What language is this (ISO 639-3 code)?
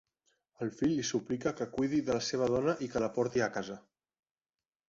cat